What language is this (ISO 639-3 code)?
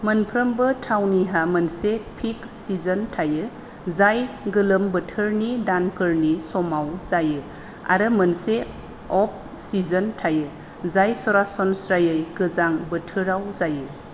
brx